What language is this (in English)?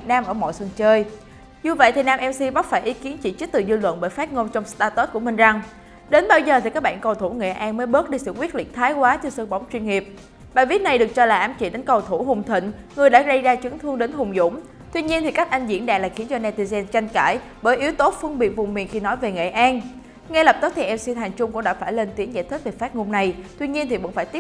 Vietnamese